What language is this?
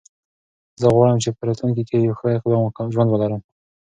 Pashto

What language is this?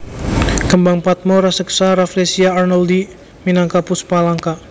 Javanese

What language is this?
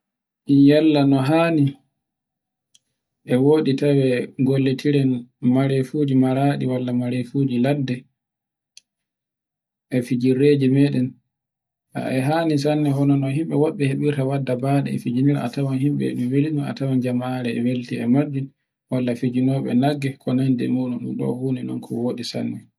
Borgu Fulfulde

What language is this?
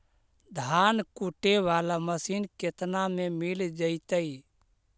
Magahi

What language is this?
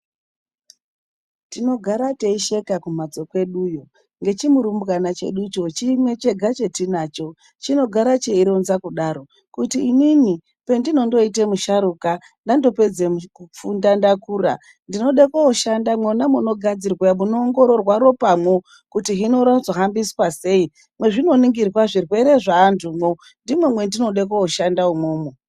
Ndau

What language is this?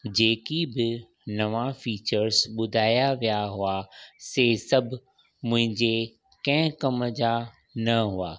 Sindhi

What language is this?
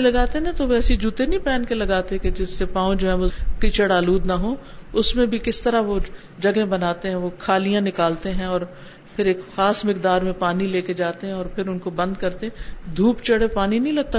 Urdu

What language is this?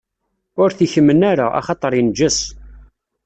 Kabyle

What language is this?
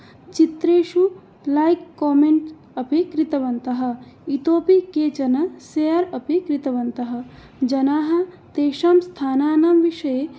Sanskrit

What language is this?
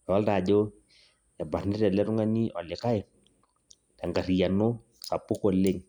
Masai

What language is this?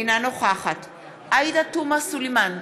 Hebrew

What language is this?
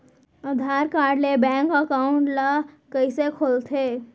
Chhattisgarhi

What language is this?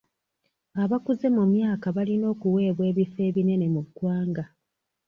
Ganda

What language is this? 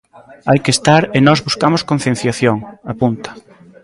Galician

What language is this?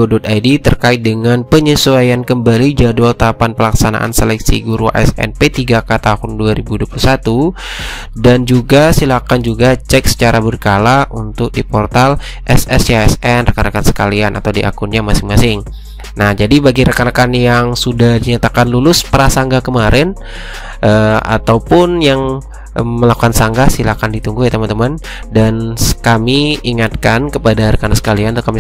Indonesian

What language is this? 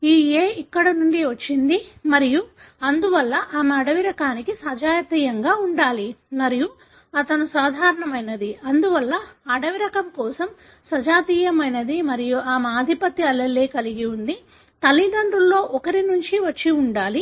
Telugu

